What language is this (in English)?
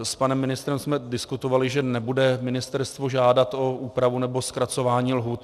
Czech